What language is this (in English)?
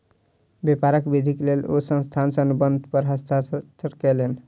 Maithili